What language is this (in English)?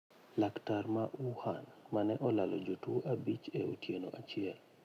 Luo (Kenya and Tanzania)